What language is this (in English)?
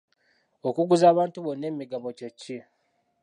Ganda